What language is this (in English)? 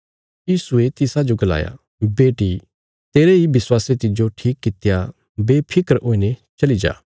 Bilaspuri